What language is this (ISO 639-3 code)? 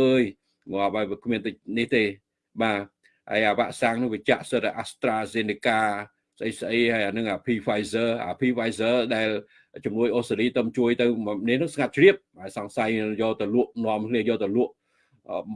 vie